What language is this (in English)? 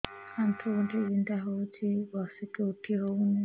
Odia